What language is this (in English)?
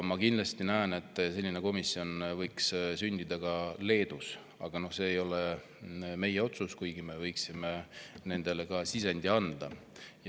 Estonian